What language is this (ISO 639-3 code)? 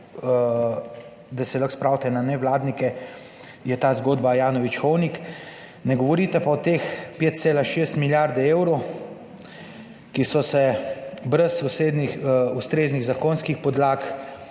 slv